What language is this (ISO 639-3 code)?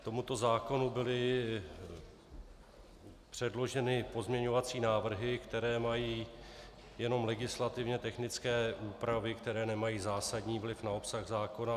ces